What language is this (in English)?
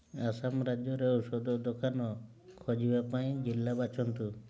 Odia